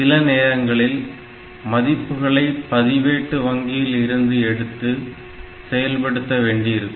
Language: Tamil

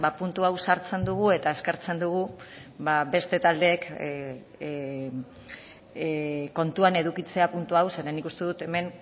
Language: Basque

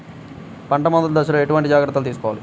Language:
Telugu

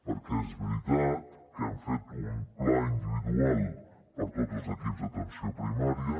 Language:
Catalan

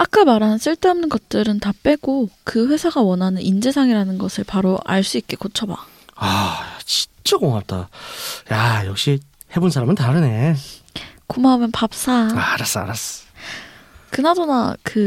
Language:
Korean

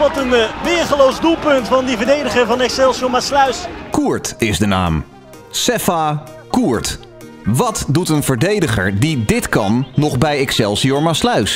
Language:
Dutch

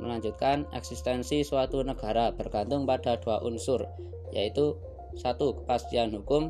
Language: Indonesian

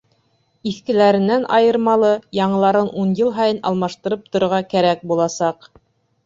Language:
Bashkir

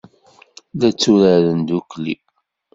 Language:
Kabyle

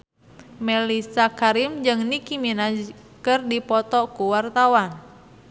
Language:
Sundanese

